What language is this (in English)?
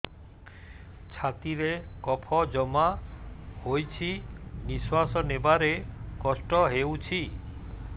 Odia